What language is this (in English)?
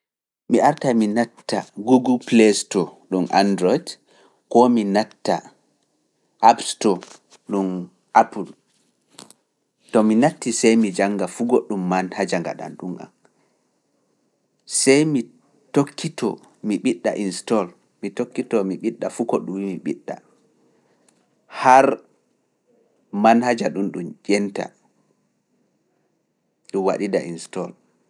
Fula